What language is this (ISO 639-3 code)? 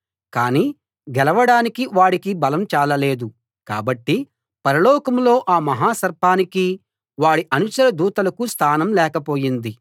tel